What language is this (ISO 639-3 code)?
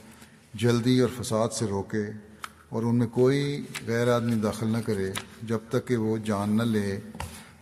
urd